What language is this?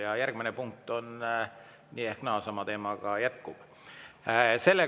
Estonian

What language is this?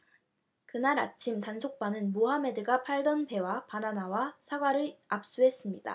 Korean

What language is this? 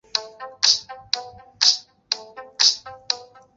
Chinese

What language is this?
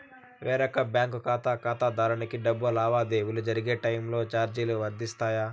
Telugu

